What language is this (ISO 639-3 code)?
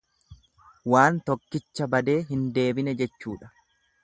orm